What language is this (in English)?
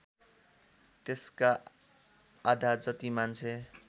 Nepali